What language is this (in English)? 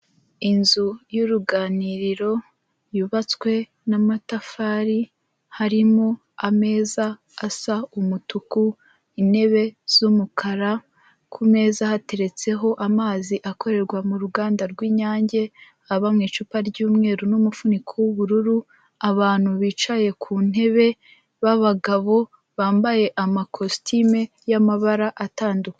Kinyarwanda